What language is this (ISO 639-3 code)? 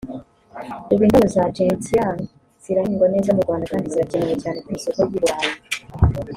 kin